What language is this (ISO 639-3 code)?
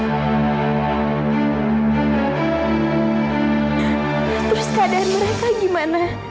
ind